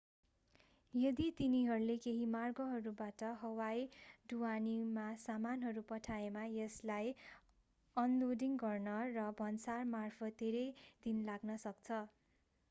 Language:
Nepali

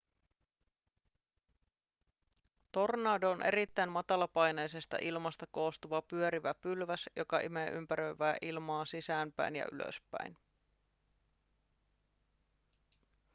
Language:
Finnish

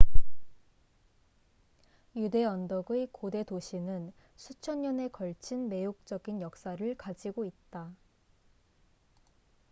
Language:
Korean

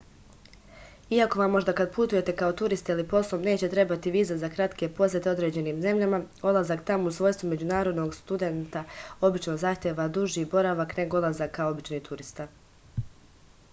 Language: Serbian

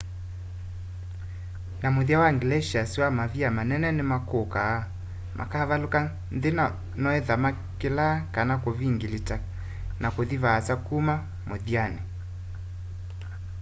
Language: Kamba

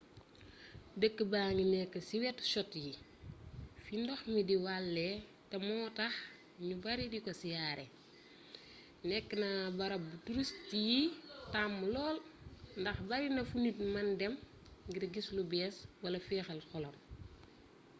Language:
Wolof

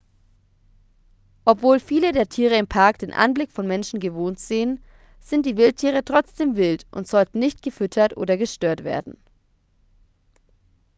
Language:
German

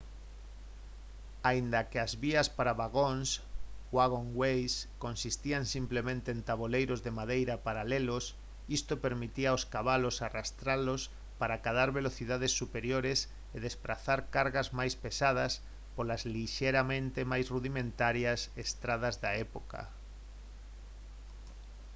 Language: Galician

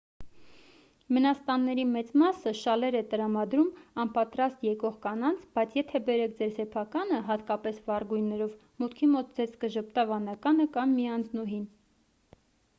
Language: Armenian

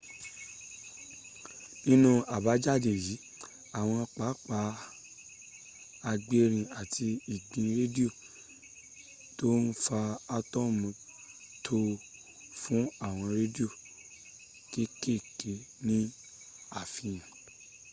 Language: Yoruba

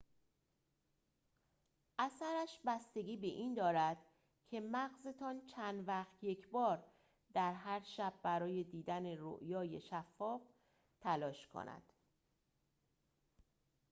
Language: Persian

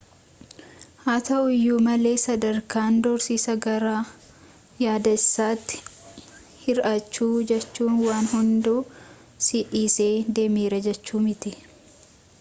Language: Oromo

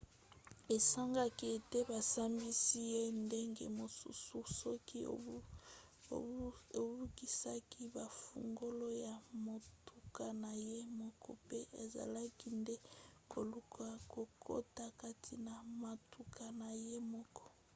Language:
Lingala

